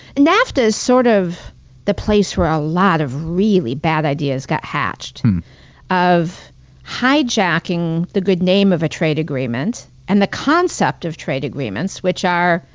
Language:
English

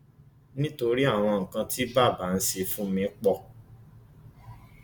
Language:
Yoruba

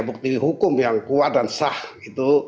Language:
Indonesian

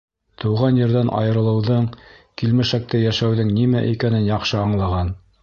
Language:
Bashkir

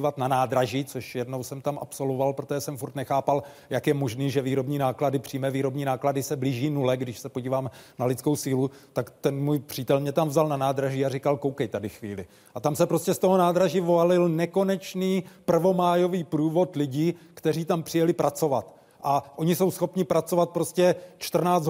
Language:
Czech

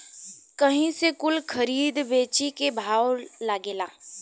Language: Bhojpuri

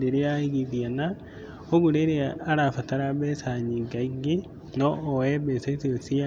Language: Kikuyu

